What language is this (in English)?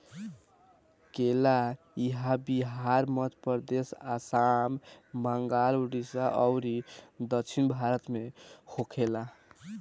Bhojpuri